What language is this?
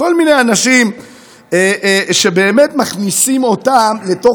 Hebrew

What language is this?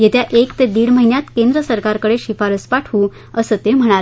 Marathi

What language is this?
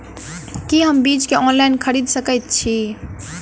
Maithili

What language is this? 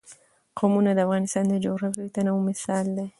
Pashto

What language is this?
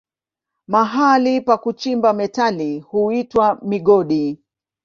Swahili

